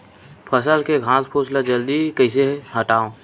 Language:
Chhattisgarhi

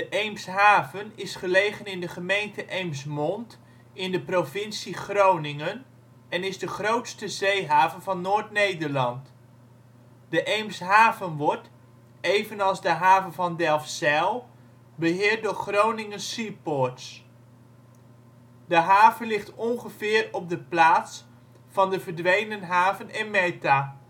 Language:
Dutch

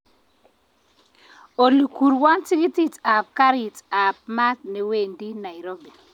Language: Kalenjin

